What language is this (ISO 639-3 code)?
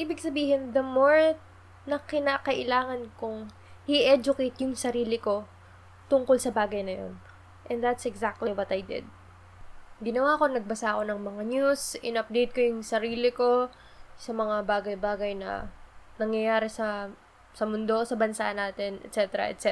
fil